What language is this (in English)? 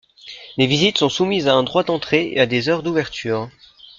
French